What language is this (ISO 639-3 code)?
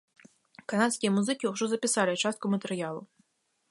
bel